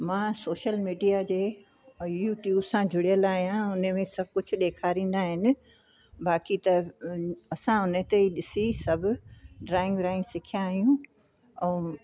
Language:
Sindhi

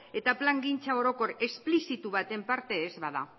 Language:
Basque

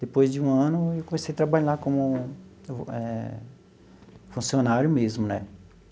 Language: Portuguese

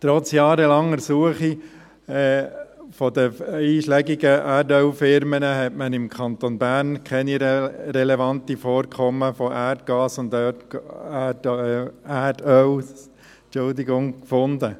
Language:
Swiss German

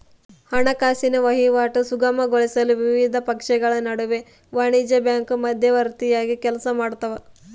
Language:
Kannada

